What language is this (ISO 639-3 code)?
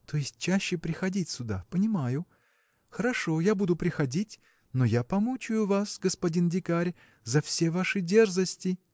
rus